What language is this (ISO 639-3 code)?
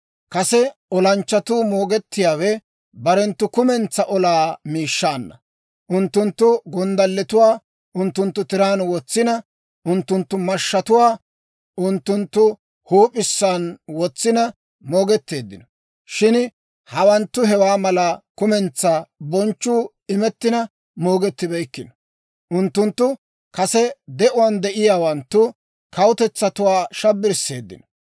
dwr